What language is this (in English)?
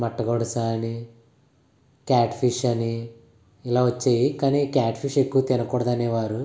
Telugu